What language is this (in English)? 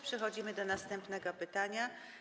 Polish